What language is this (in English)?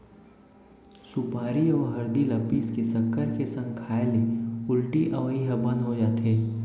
Chhattisgarhi